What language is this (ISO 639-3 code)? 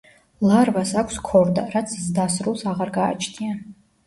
kat